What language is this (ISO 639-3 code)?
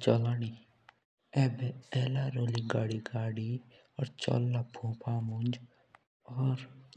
jns